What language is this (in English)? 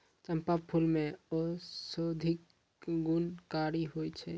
Maithili